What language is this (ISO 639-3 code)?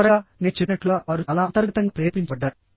tel